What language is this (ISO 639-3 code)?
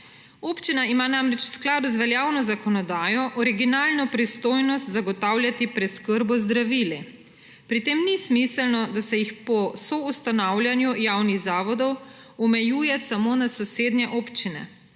slv